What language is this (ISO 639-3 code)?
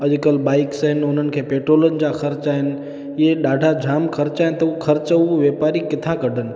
snd